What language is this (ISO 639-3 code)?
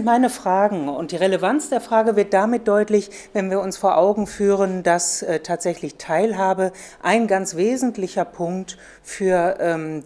deu